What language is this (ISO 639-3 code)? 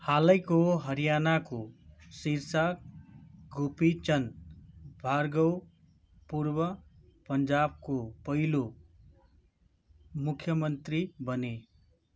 nep